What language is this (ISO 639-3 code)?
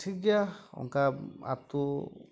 sat